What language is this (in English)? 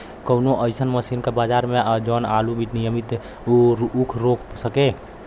Bhojpuri